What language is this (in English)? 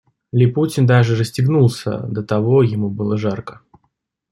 Russian